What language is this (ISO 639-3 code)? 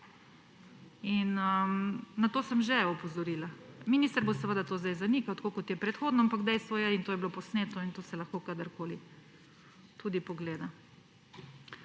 slv